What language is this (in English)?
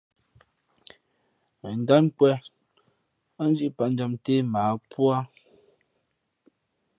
Fe'fe'